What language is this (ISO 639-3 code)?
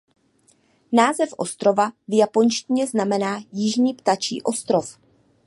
ces